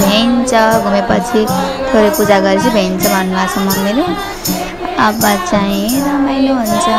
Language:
Thai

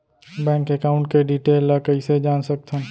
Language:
Chhattisgarhi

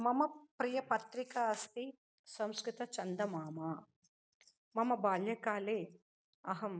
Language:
Sanskrit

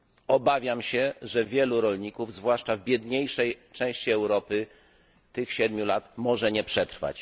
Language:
Polish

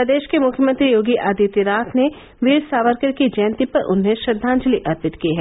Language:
Hindi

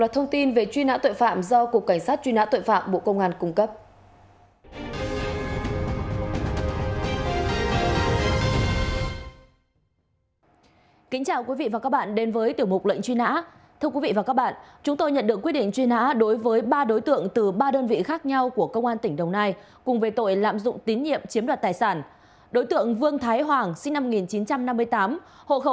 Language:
Vietnamese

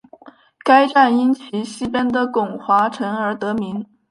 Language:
Chinese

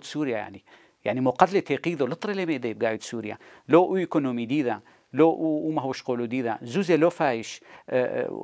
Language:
Arabic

